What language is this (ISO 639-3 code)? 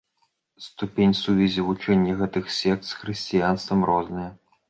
bel